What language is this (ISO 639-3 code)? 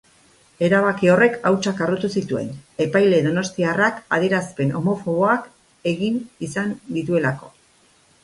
eus